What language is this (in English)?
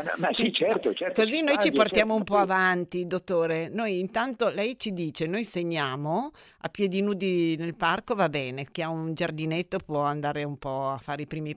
Italian